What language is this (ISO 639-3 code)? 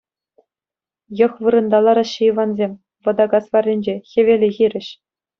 chv